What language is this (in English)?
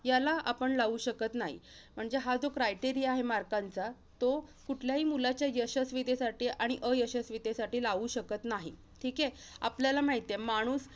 Marathi